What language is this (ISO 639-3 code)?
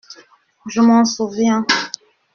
fra